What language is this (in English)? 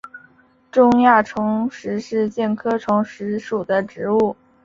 Chinese